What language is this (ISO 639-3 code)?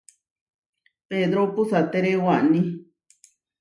var